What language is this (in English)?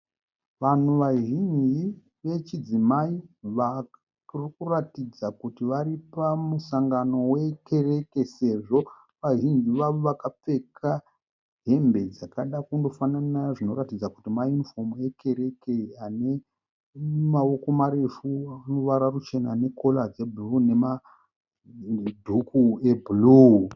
Shona